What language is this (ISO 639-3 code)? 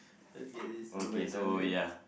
eng